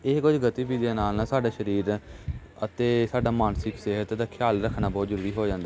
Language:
Punjabi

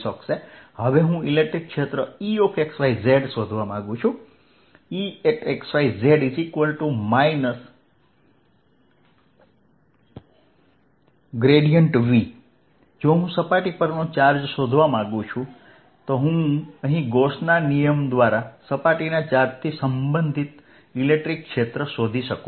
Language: Gujarati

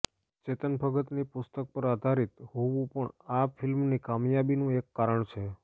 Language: Gujarati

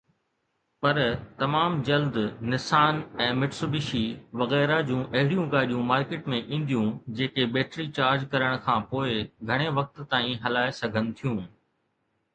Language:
Sindhi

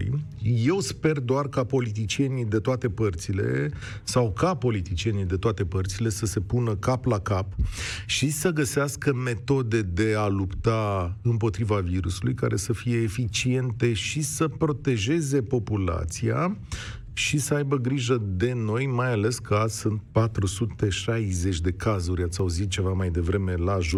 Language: Romanian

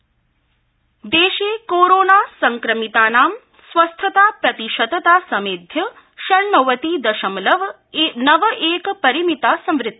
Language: Sanskrit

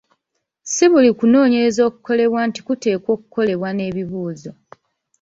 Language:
Ganda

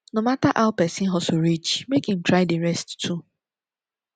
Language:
Nigerian Pidgin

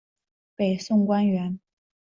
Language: Chinese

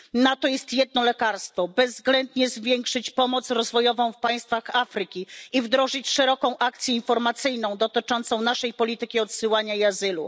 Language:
Polish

